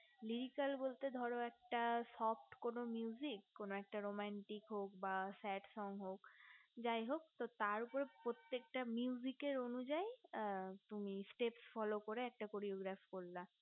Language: Bangla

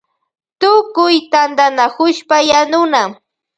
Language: Loja Highland Quichua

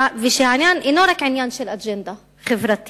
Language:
Hebrew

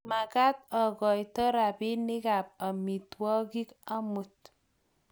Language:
Kalenjin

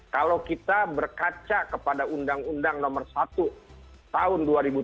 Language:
Indonesian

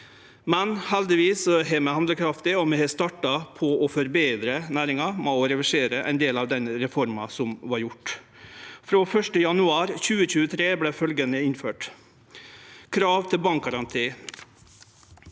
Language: Norwegian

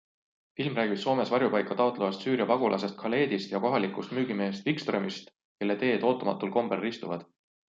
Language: Estonian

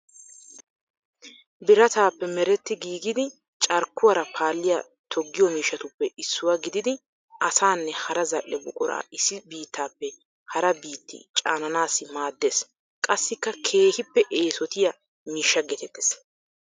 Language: Wolaytta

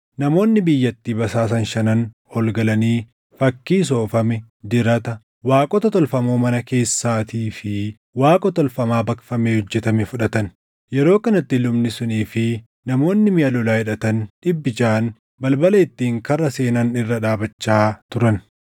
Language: Oromo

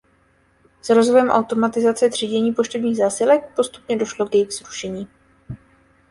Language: Czech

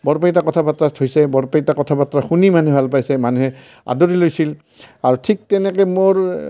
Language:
Assamese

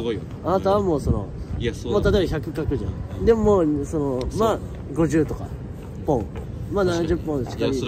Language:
Japanese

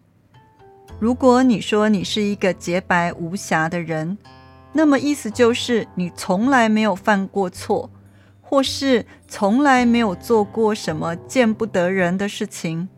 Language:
Chinese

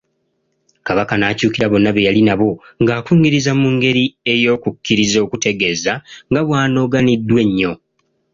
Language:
Ganda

